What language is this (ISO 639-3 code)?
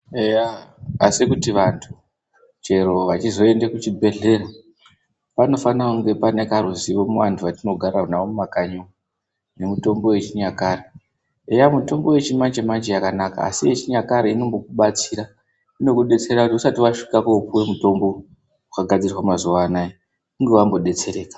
ndc